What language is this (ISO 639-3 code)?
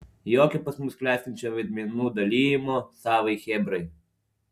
lit